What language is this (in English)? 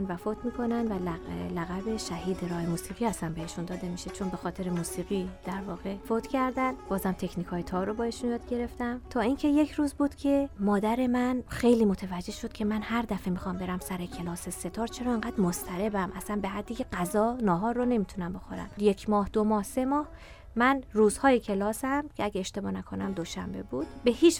Persian